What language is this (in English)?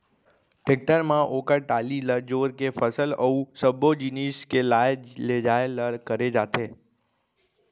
Chhattisgarhi